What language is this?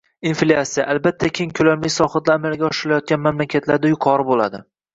Uzbek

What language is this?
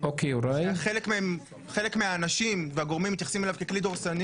Hebrew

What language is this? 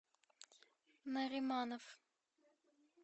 Russian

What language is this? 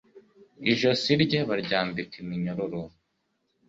Kinyarwanda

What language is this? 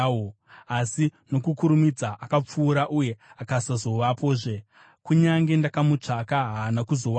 Shona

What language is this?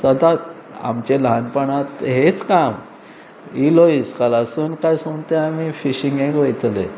Konkani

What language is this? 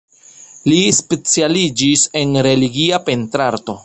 Esperanto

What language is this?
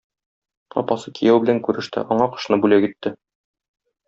Tatar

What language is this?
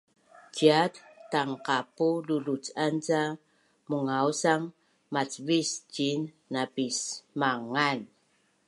Bunun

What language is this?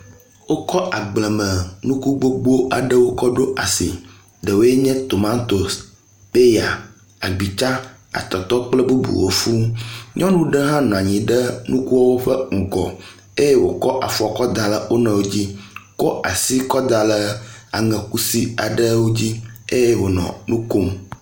Ewe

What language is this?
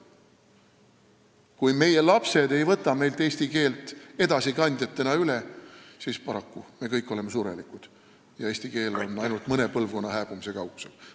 Estonian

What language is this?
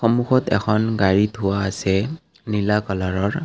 Assamese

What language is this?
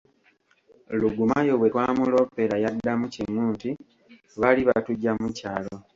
Ganda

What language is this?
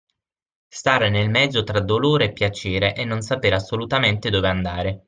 Italian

